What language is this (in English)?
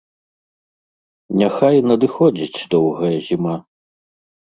Belarusian